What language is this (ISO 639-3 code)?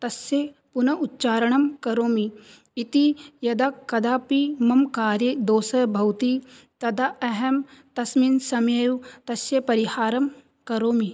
san